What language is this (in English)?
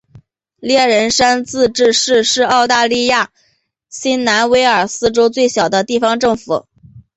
Chinese